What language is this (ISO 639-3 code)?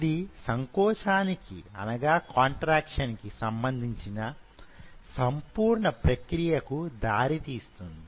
tel